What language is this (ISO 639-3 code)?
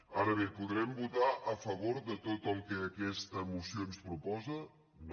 cat